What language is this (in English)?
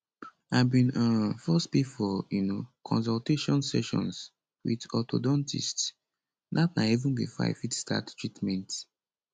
Nigerian Pidgin